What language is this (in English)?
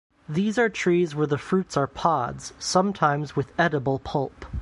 English